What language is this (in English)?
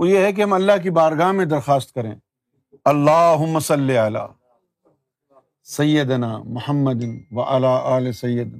Urdu